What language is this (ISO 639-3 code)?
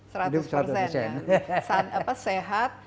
ind